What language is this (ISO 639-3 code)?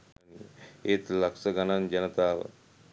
sin